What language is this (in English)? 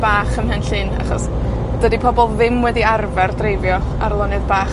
Welsh